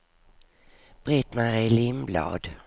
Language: Swedish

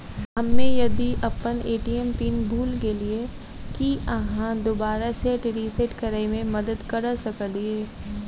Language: Maithili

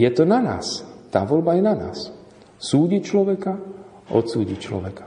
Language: Slovak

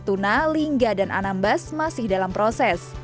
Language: Indonesian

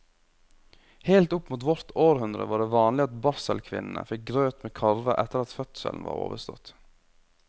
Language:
Norwegian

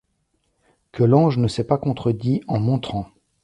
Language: French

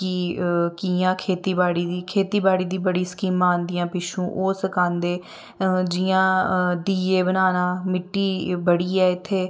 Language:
Dogri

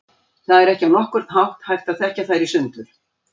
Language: Icelandic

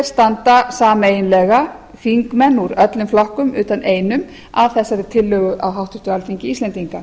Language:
Icelandic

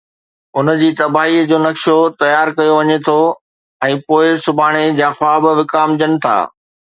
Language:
Sindhi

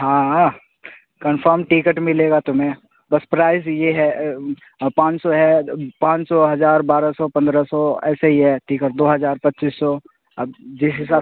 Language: Urdu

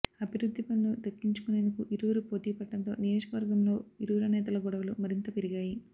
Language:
Telugu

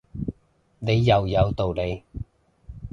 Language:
Cantonese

